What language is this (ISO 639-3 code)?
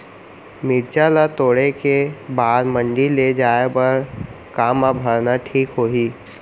hne